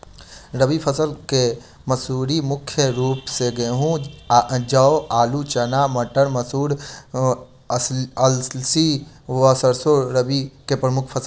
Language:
Maithili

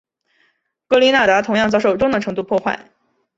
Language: Chinese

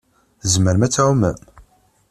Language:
Kabyle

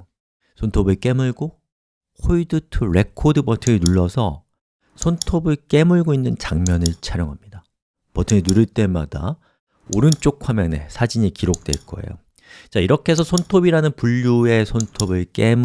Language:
Korean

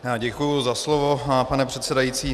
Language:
Czech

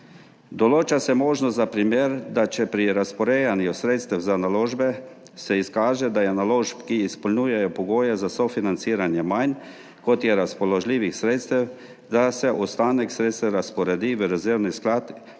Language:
Slovenian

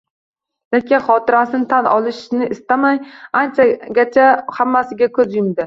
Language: Uzbek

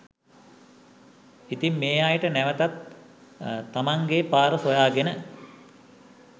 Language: Sinhala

